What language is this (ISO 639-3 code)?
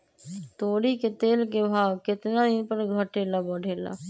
mag